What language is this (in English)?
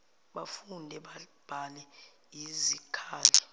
Zulu